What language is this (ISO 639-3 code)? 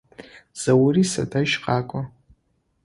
ady